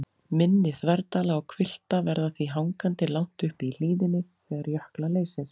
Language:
Icelandic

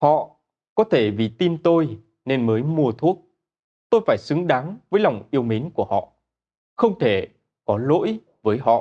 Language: Vietnamese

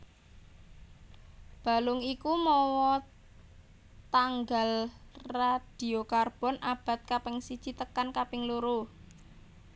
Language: Javanese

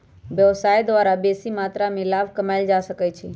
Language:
Magahi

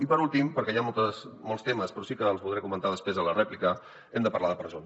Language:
Catalan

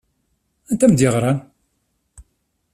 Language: Kabyle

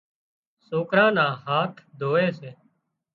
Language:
Wadiyara Koli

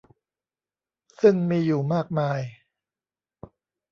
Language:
Thai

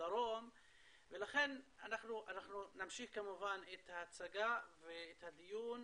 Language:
Hebrew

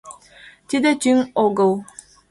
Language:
Mari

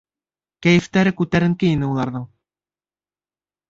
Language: Bashkir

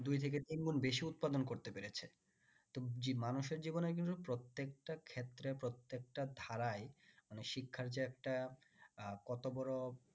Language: Bangla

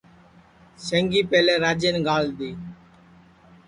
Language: Sansi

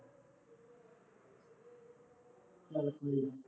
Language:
Punjabi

